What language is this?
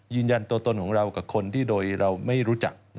Thai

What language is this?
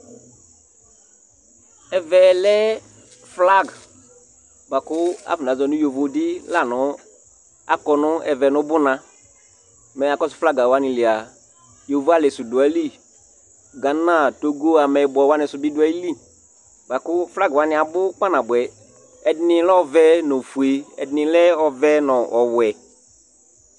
Ikposo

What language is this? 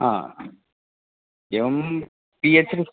Sanskrit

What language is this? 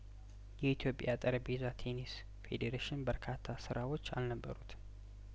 Amharic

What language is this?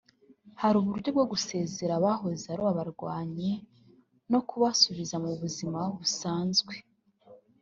Kinyarwanda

